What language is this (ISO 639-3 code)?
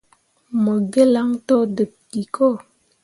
mua